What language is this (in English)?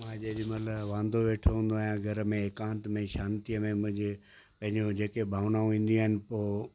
Sindhi